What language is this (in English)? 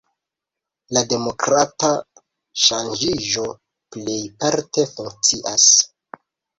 Esperanto